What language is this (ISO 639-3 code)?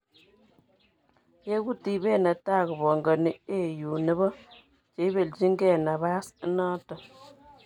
kln